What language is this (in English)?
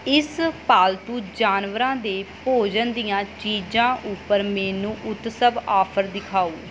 Punjabi